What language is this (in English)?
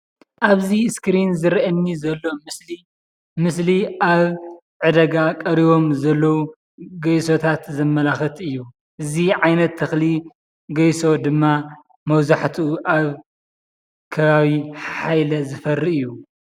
Tigrinya